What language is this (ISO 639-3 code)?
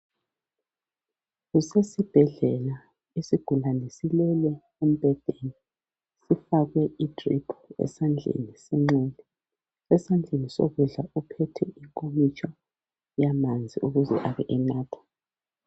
nde